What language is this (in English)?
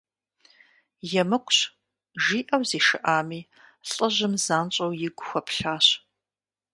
Kabardian